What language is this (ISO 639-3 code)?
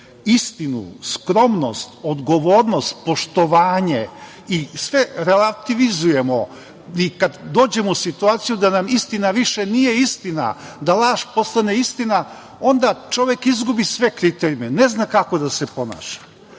srp